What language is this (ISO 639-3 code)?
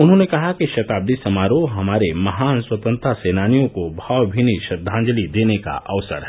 hin